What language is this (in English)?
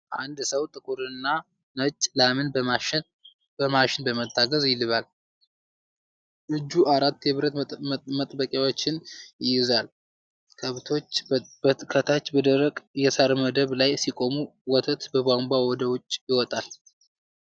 Amharic